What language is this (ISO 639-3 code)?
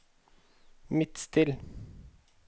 nor